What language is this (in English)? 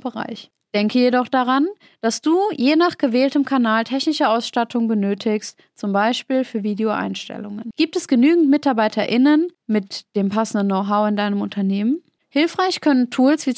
German